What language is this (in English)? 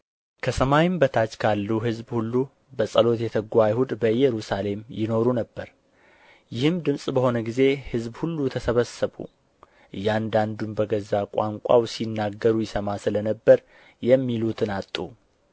Amharic